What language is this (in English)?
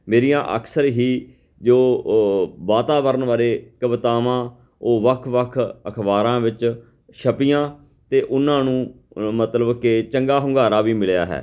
Punjabi